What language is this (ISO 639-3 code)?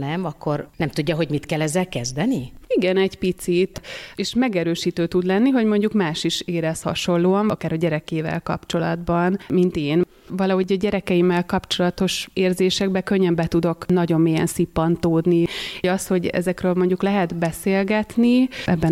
hun